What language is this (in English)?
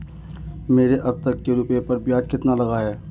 Hindi